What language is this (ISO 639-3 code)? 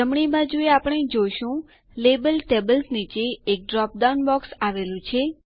guj